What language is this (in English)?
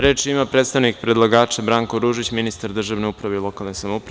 Serbian